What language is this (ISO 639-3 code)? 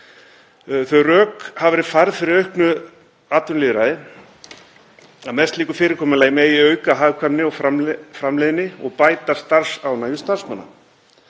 isl